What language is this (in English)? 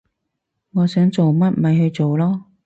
Cantonese